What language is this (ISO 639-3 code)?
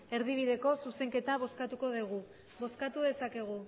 eus